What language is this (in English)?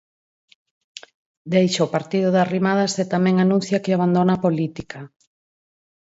Galician